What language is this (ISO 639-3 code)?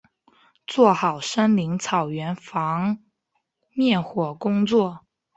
zho